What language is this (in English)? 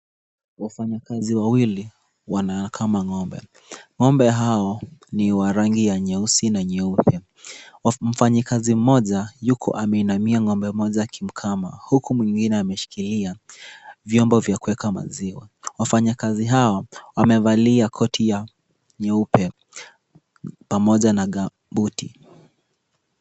Swahili